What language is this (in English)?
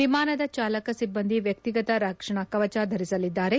Kannada